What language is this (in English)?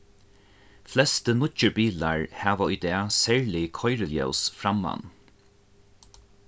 Faroese